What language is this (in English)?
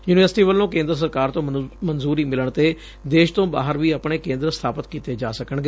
Punjabi